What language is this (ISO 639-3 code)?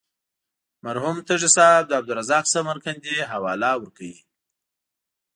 pus